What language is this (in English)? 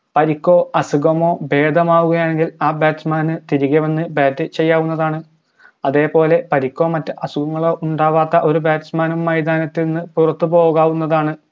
Malayalam